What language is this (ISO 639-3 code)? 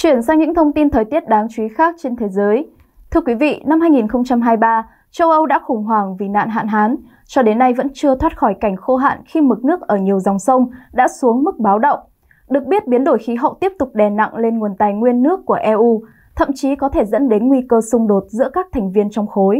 vie